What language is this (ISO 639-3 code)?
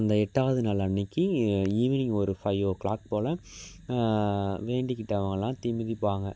tam